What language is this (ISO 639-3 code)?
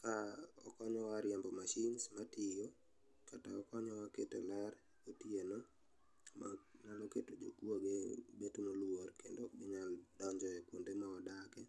luo